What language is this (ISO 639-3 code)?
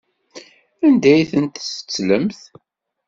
kab